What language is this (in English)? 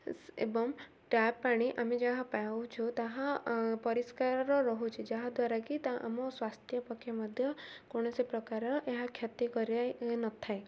Odia